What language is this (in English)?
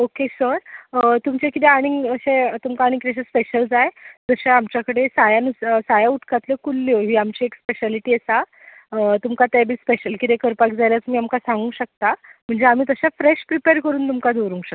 Konkani